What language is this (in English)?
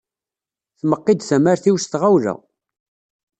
Kabyle